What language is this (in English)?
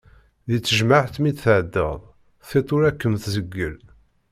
Kabyle